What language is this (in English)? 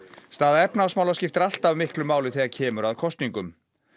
Icelandic